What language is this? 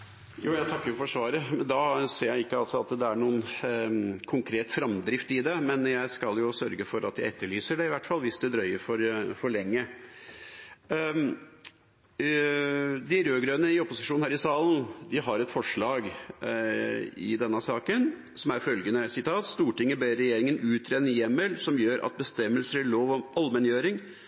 Norwegian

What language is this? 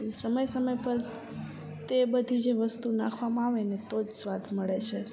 Gujarati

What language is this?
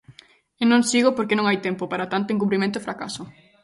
Galician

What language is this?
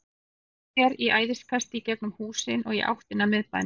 Icelandic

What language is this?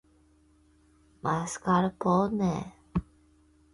Chinese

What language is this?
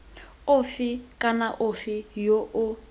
Tswana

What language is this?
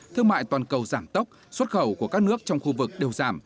Vietnamese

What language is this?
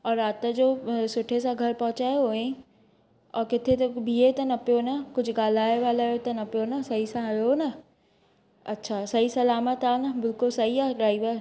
Sindhi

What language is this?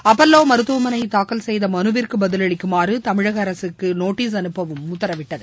Tamil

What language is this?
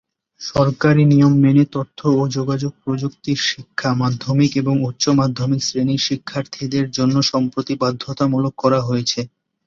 Bangla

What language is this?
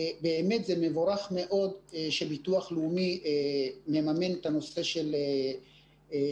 Hebrew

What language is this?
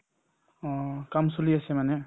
Assamese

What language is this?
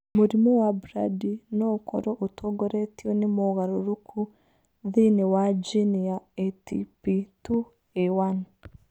Kikuyu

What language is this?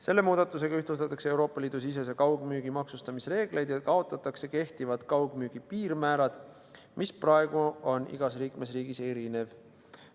Estonian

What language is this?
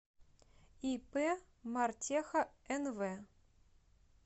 Russian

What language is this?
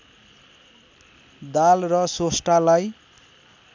Nepali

